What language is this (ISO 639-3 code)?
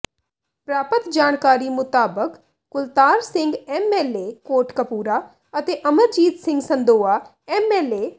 pan